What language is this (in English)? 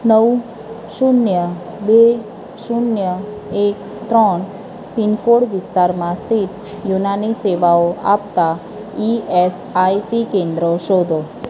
Gujarati